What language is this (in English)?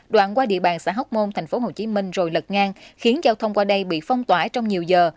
Vietnamese